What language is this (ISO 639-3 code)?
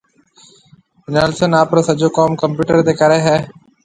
mve